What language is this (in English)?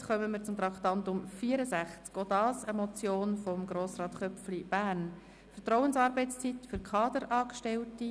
Swiss German